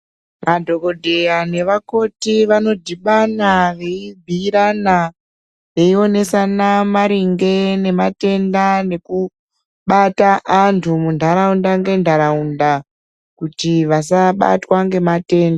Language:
Ndau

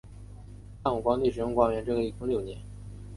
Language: Chinese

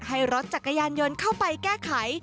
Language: Thai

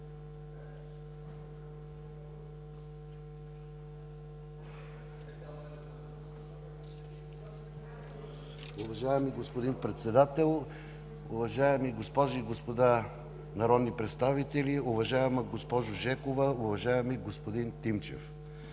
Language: Bulgarian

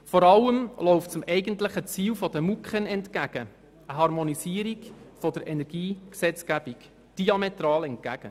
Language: Swiss German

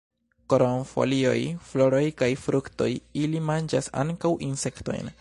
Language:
Esperanto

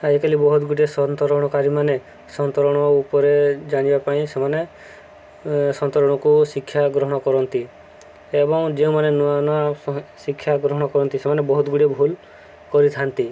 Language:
Odia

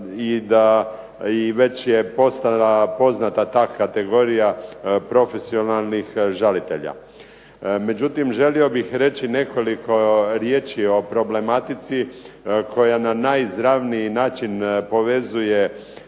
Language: Croatian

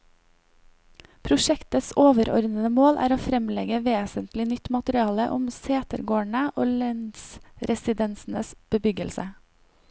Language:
Norwegian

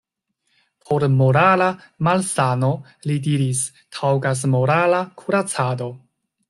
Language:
Esperanto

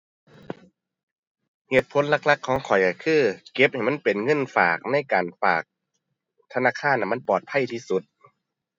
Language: Thai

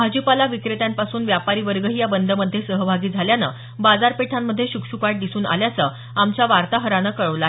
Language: Marathi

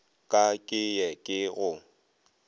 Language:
Northern Sotho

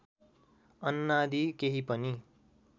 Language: Nepali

